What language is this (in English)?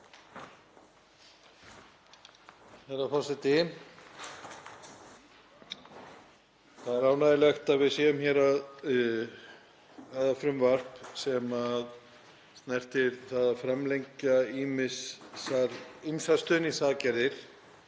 Icelandic